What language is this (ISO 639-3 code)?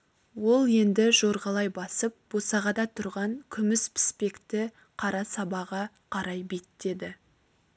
kaz